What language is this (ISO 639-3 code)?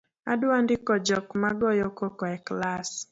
luo